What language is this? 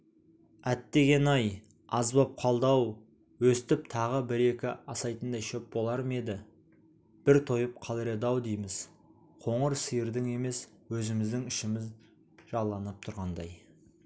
Kazakh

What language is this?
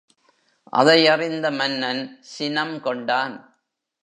Tamil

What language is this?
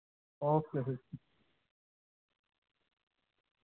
Dogri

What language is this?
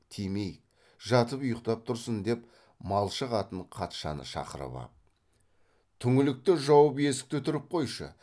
Kazakh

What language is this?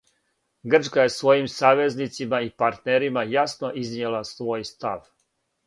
Serbian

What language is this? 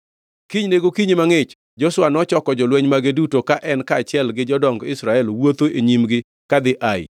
Luo (Kenya and Tanzania)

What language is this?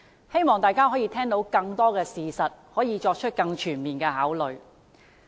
Cantonese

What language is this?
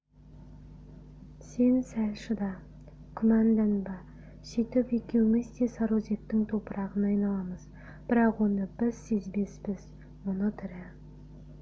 Kazakh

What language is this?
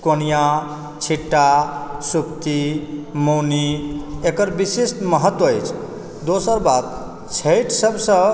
Maithili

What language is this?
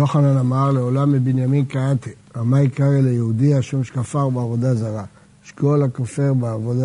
Hebrew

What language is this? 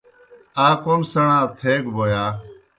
Kohistani Shina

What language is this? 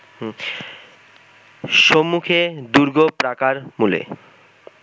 Bangla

